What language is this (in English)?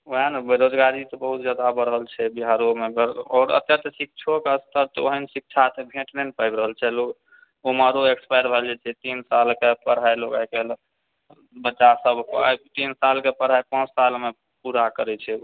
Maithili